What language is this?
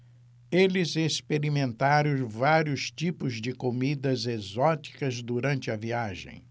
Portuguese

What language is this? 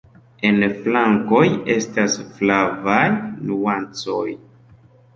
Esperanto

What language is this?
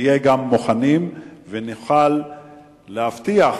Hebrew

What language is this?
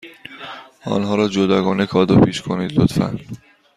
Persian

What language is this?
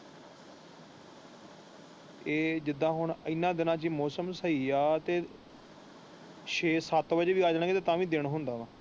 Punjabi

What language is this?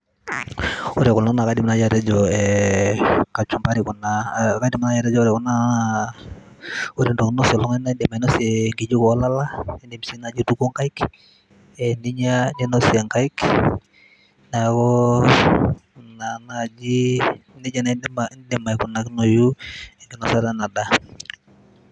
Masai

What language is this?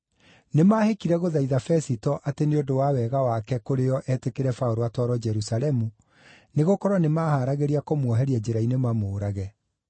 Kikuyu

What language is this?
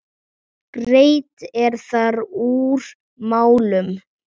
Icelandic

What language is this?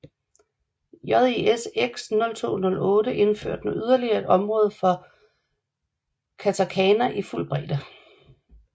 Danish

